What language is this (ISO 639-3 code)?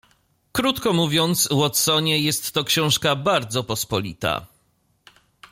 pol